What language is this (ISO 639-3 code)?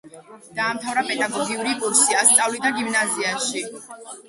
kat